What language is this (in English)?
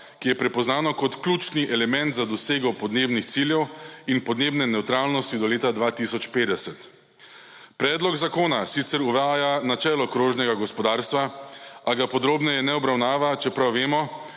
Slovenian